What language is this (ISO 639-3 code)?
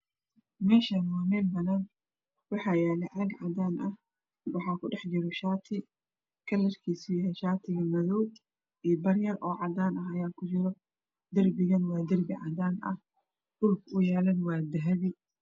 som